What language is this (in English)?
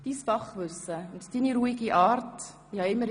Swiss German